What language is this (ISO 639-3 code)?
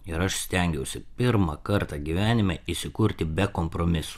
lit